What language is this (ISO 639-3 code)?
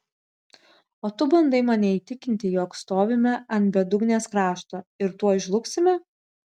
lit